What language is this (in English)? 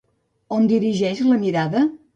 Catalan